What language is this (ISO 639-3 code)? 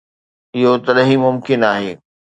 snd